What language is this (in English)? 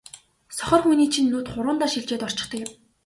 Mongolian